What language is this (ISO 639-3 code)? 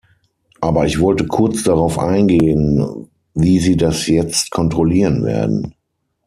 deu